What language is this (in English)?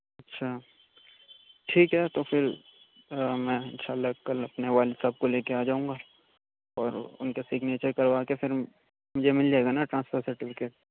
Urdu